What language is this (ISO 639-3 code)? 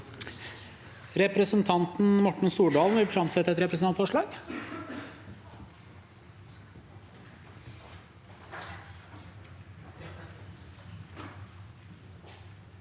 nor